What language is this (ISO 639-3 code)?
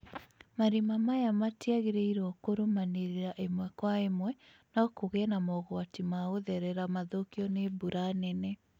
kik